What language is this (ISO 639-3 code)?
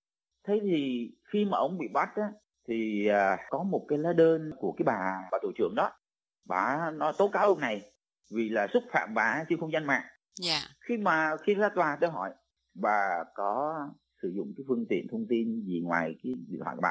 vie